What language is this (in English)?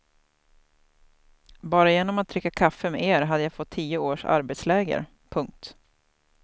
Swedish